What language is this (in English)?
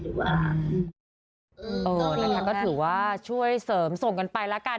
Thai